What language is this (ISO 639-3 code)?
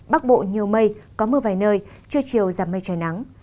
vie